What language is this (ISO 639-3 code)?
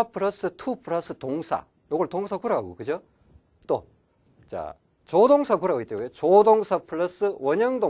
kor